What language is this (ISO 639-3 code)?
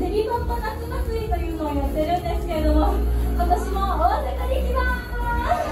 jpn